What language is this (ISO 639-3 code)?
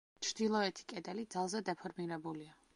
kat